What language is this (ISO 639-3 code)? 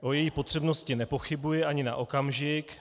ces